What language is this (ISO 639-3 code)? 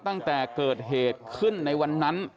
tha